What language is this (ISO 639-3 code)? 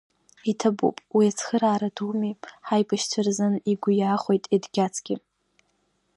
abk